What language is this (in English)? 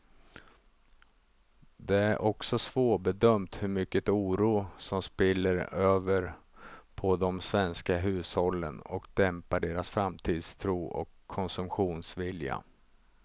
Swedish